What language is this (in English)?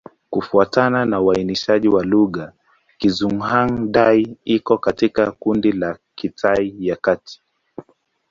Swahili